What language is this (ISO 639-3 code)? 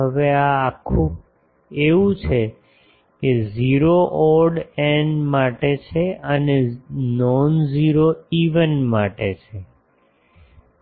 guj